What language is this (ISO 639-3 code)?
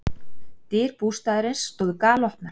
isl